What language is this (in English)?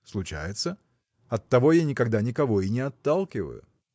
Russian